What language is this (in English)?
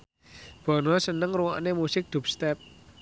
Javanese